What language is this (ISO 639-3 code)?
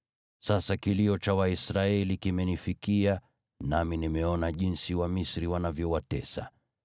swa